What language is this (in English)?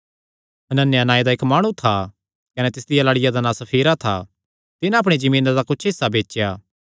Kangri